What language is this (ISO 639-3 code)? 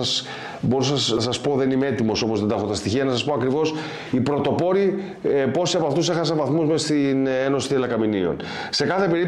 ell